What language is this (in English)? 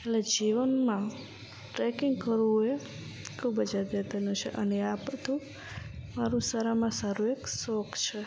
Gujarati